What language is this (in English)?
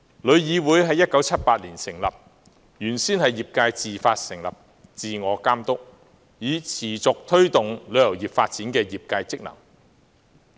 Cantonese